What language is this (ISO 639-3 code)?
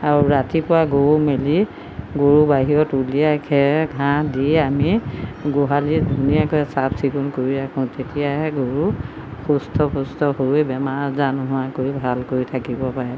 asm